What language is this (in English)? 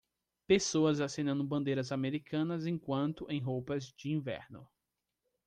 Portuguese